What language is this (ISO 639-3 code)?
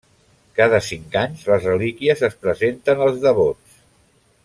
cat